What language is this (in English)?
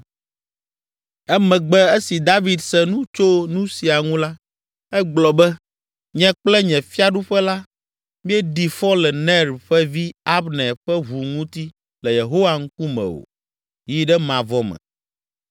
Ewe